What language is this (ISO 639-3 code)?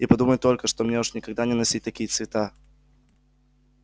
rus